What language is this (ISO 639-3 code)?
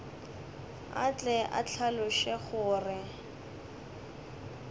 nso